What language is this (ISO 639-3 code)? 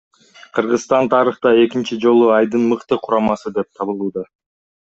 kir